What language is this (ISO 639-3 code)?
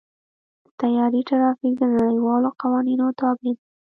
pus